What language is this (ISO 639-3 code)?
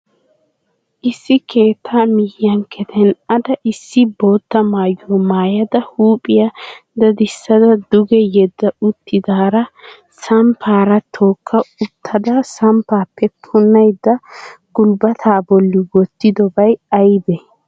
wal